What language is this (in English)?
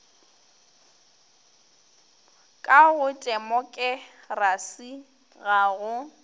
Northern Sotho